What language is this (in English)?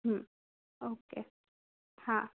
Gujarati